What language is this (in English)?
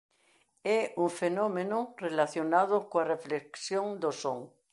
Galician